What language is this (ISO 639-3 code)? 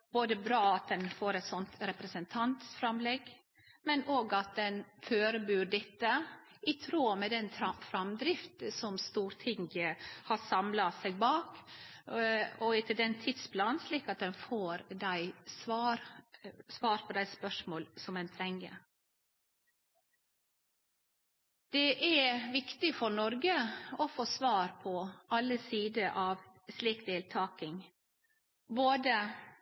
nno